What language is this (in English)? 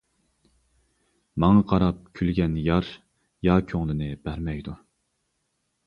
Uyghur